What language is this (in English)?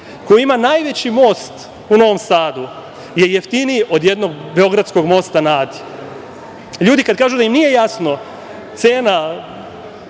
Serbian